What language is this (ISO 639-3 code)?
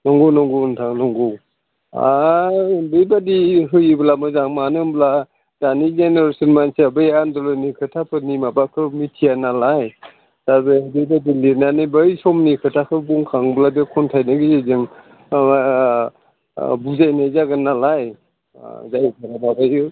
brx